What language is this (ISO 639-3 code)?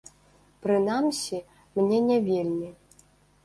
bel